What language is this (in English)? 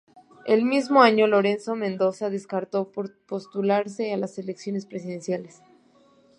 Spanish